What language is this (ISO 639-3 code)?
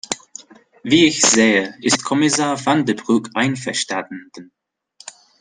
deu